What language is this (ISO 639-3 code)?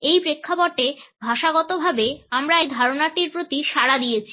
ben